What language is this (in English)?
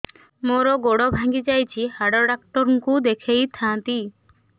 Odia